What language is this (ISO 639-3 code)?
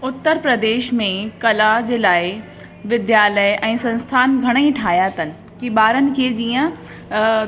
snd